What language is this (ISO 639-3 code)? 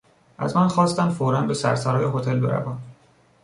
fas